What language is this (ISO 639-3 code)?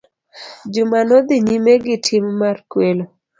luo